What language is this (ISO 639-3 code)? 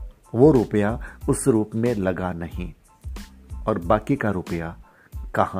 hin